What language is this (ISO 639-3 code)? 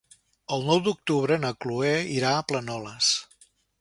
cat